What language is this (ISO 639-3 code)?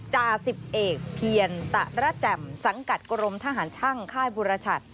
tha